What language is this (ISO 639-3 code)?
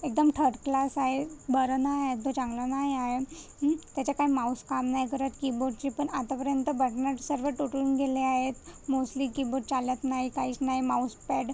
mar